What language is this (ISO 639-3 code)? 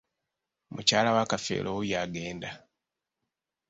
lug